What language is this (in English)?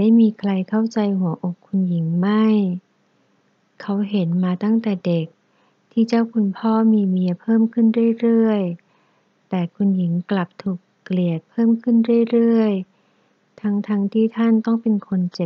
Thai